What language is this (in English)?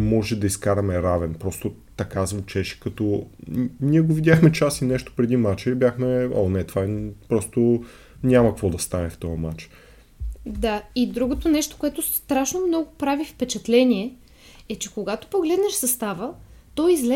Bulgarian